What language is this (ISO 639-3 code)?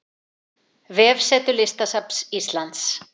isl